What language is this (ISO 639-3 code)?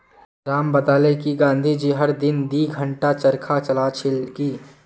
mag